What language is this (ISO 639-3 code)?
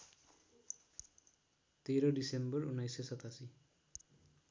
nep